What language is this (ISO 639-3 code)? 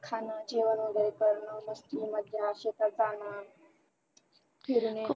mar